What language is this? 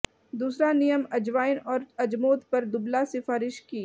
Hindi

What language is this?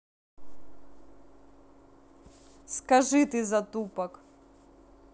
Russian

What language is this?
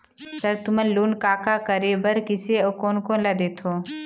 Chhattisgarhi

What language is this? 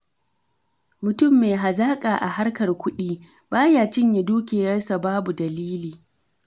Hausa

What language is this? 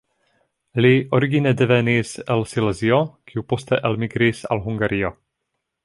Esperanto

